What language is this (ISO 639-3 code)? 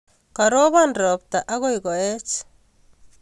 kln